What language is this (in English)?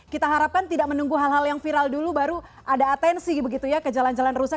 Indonesian